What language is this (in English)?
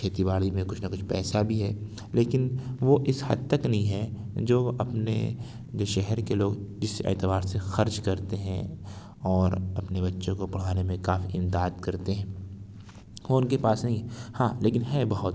Urdu